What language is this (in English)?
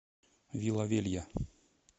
Russian